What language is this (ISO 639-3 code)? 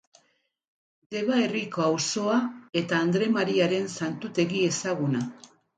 eus